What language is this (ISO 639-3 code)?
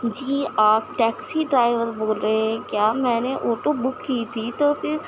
urd